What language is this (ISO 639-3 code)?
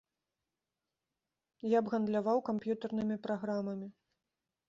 bel